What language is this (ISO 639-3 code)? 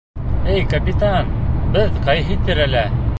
bak